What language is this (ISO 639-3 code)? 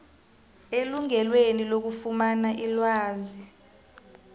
nbl